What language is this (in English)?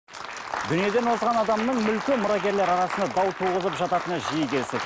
Kazakh